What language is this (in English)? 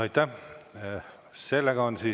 Estonian